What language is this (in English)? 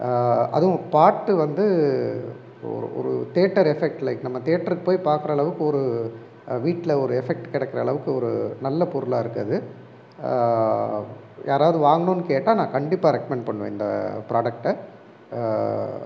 Tamil